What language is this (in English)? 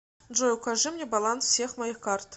Russian